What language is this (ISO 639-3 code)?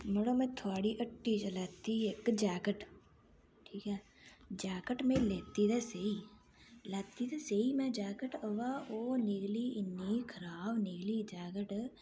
doi